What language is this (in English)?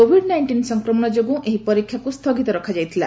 Odia